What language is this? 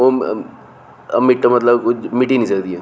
Dogri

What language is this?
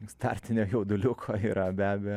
Lithuanian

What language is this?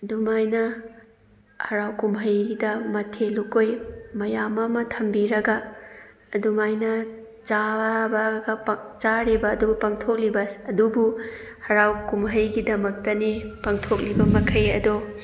Manipuri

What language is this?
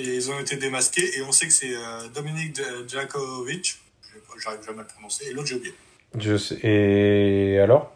French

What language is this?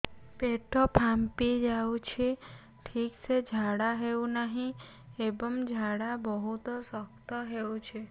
Odia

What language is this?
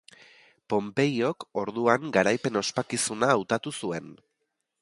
Basque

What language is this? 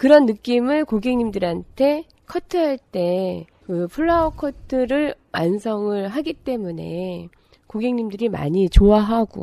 Korean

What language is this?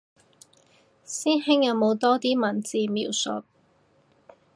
Cantonese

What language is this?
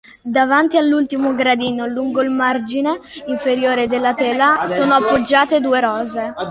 Italian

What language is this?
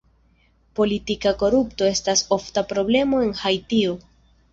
Esperanto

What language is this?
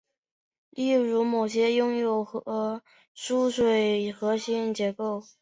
Chinese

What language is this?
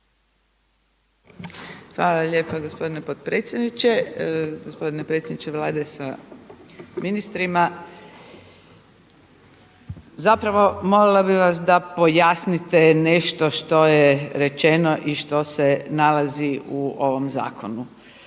Croatian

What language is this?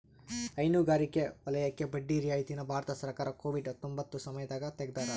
Kannada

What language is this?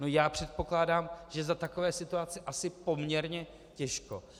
Czech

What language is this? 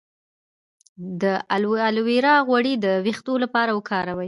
Pashto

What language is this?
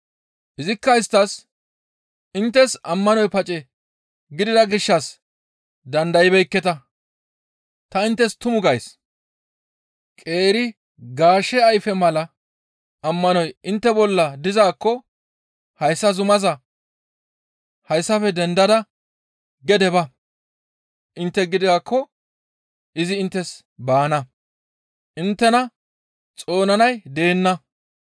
Gamo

